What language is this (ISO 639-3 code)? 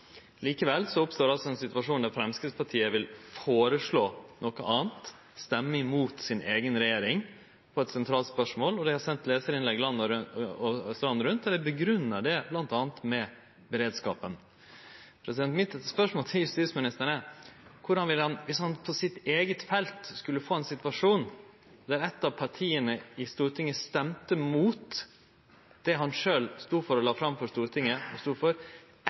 nno